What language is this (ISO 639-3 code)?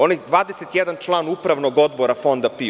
srp